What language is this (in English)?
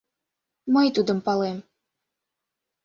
Mari